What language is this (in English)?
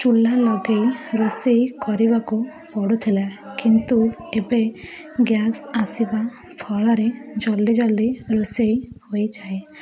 Odia